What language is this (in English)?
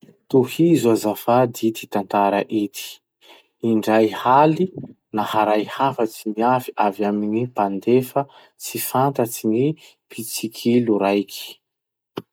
Masikoro Malagasy